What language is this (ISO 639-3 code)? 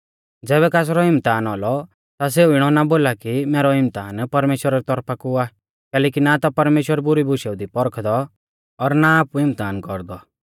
bfz